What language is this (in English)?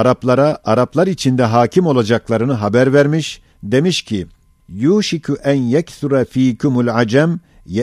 Turkish